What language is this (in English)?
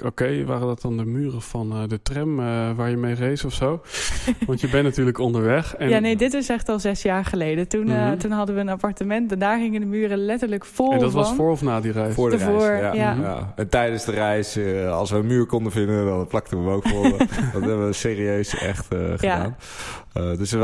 Dutch